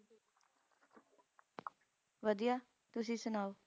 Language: Punjabi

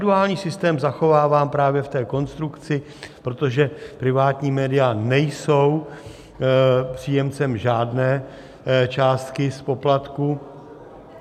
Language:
Czech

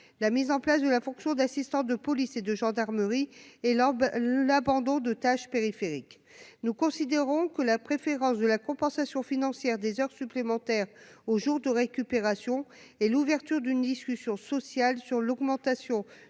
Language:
French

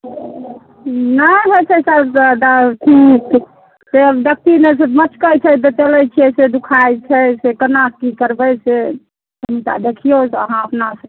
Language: Maithili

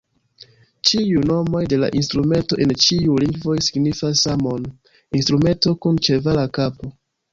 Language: Esperanto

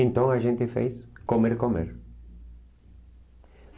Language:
Portuguese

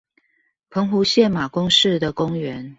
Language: Chinese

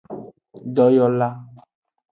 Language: Aja (Benin)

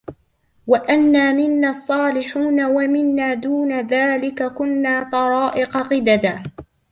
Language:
Arabic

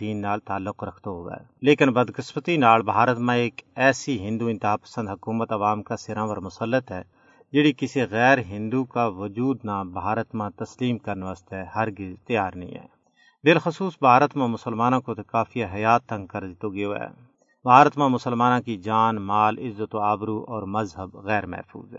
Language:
Urdu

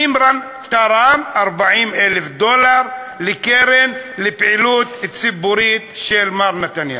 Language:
Hebrew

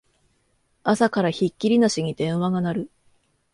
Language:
Japanese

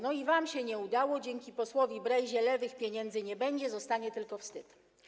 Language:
Polish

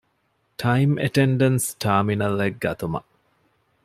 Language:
Divehi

